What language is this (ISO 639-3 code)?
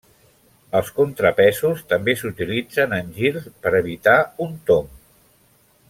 cat